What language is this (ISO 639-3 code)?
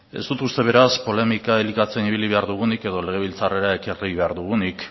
eus